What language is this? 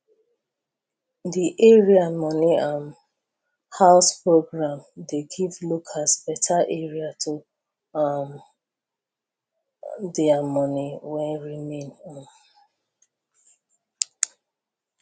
Nigerian Pidgin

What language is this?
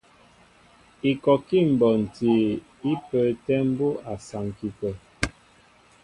Mbo (Cameroon)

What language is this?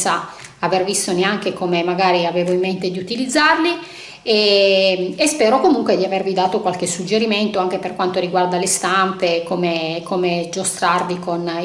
Italian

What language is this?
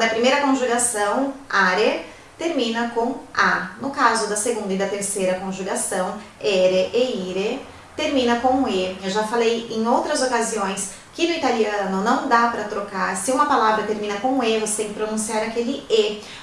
Portuguese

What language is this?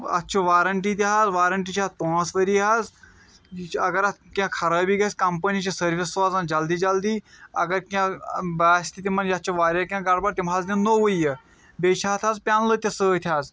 Kashmiri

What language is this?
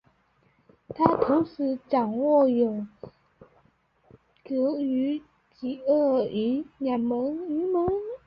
Chinese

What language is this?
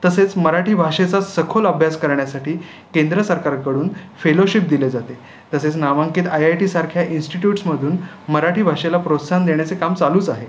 Marathi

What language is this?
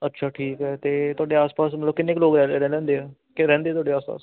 Punjabi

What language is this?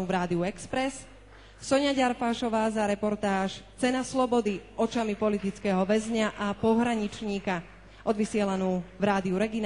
Slovak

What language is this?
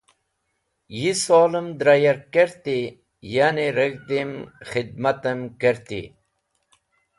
Wakhi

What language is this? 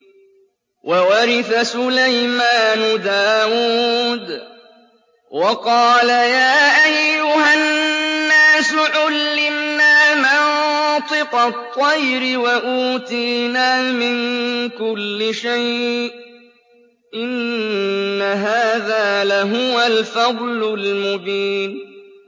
Arabic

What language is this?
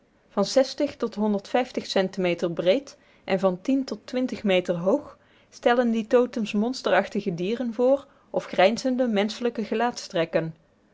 Dutch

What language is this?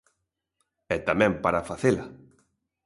Galician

